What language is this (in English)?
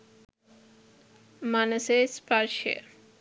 Sinhala